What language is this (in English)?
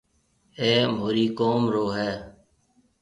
Marwari (Pakistan)